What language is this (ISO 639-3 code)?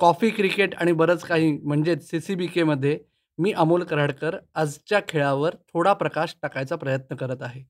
mar